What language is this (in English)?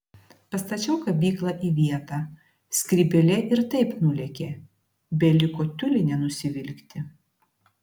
Lithuanian